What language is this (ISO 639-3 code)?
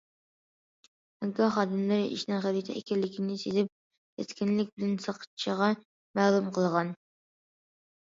uig